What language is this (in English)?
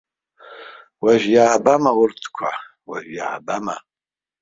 Abkhazian